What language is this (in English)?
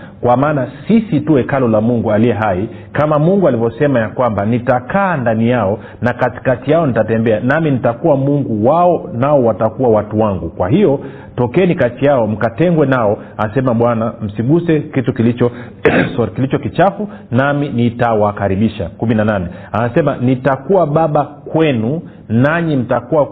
Swahili